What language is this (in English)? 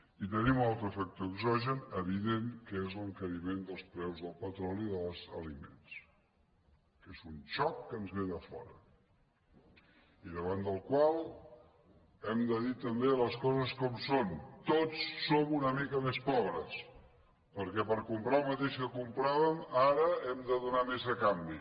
Catalan